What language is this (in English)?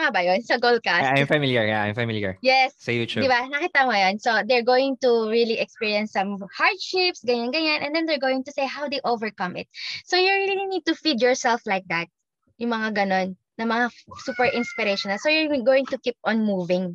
Filipino